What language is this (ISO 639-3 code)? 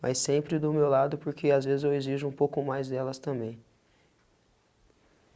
por